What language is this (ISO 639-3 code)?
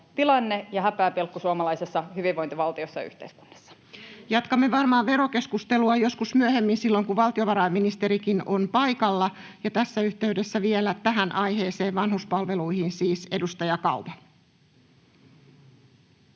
fin